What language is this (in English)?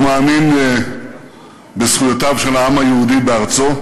Hebrew